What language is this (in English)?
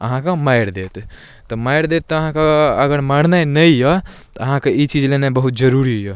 Maithili